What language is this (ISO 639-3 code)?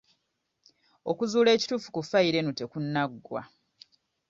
lug